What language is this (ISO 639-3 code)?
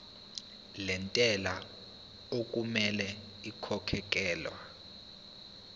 zul